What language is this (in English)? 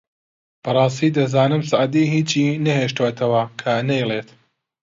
Central Kurdish